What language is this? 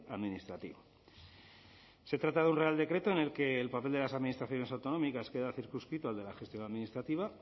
Spanish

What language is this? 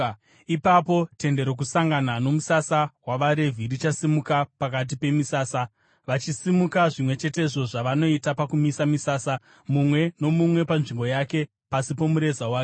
Shona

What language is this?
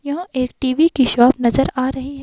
Hindi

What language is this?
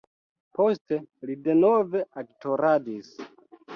Esperanto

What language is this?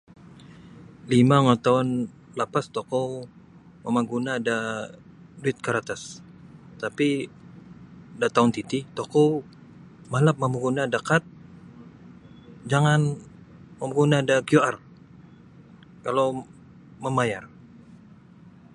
Sabah Bisaya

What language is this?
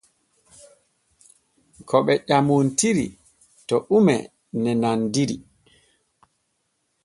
Borgu Fulfulde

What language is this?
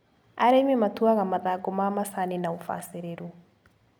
Kikuyu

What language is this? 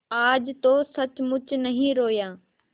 Hindi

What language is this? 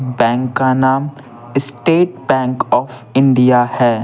Hindi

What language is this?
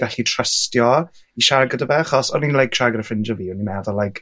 Welsh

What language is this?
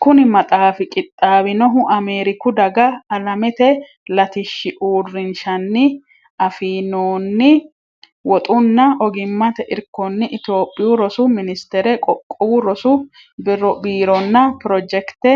Sidamo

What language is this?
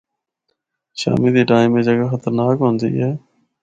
Northern Hindko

